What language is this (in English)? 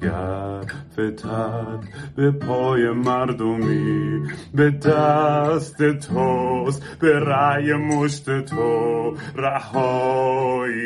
Persian